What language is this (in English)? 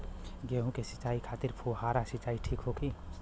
Bhojpuri